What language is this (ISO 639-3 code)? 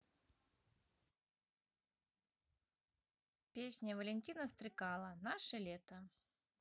rus